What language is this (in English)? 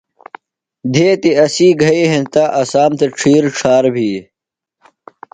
Phalura